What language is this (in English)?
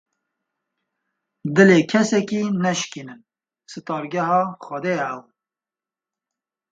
Kurdish